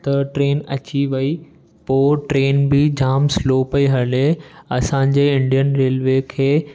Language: Sindhi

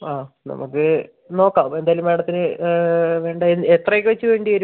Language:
Malayalam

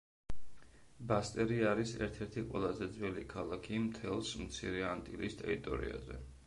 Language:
Georgian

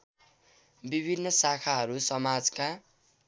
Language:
Nepali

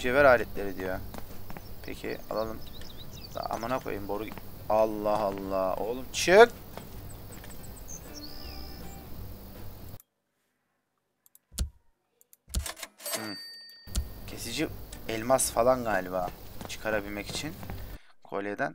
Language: Turkish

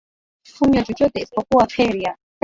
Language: Swahili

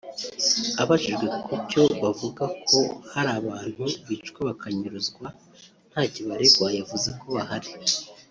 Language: Kinyarwanda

